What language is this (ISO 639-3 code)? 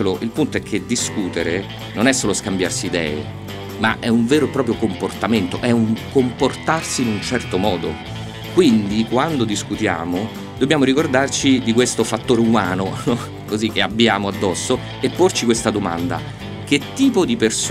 ita